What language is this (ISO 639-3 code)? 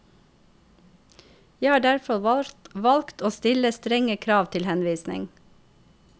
nor